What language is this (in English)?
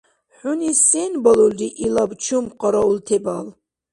Dargwa